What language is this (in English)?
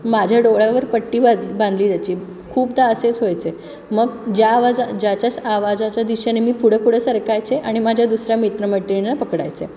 Marathi